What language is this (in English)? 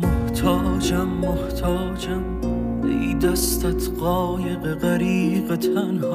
Persian